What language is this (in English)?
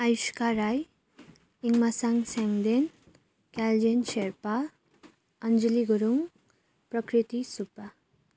Nepali